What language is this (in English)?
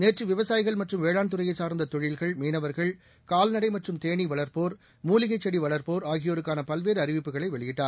Tamil